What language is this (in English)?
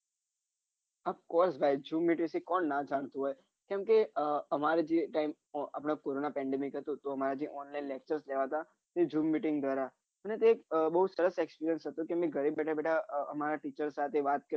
Gujarati